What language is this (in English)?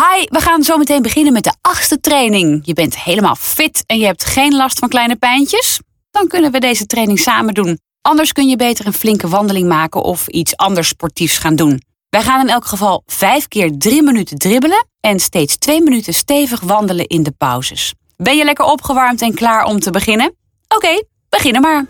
Dutch